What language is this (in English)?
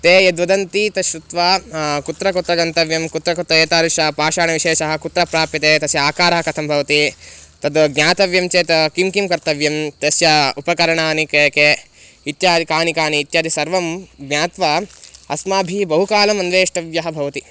Sanskrit